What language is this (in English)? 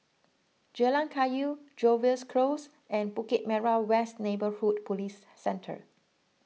English